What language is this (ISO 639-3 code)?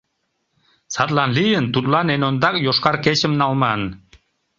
chm